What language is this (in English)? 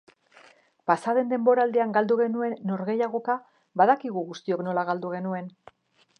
Basque